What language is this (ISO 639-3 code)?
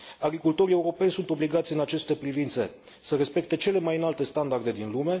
ron